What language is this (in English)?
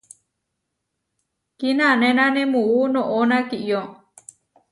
Huarijio